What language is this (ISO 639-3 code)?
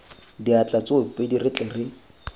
tsn